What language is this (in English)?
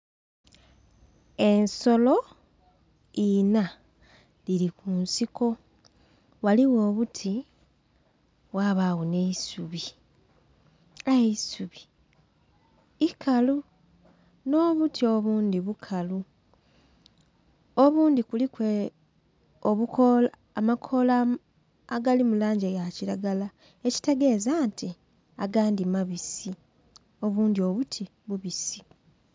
Soga